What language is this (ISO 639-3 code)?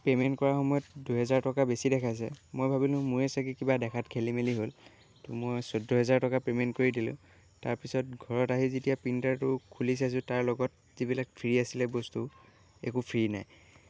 asm